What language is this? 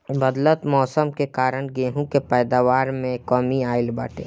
Bhojpuri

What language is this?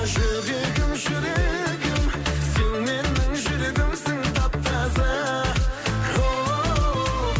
Kazakh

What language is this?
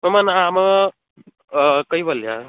Sanskrit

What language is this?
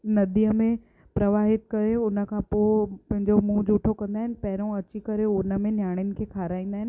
Sindhi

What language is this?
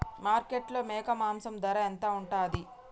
Telugu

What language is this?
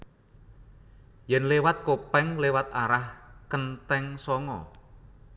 Javanese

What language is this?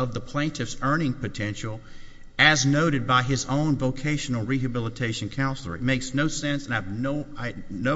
English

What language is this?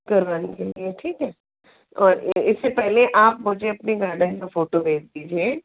Hindi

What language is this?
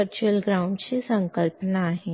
Marathi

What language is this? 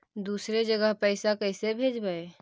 Magahi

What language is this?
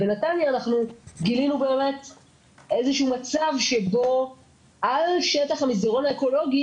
Hebrew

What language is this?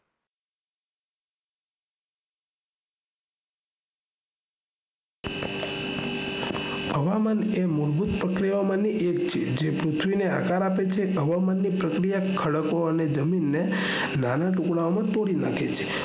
Gujarati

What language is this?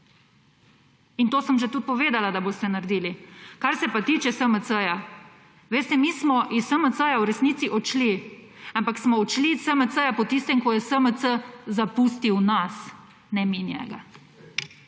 Slovenian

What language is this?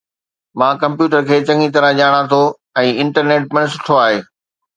Sindhi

